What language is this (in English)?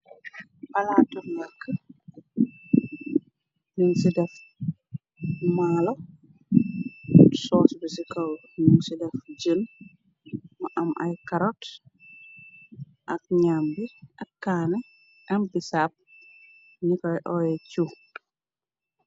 Wolof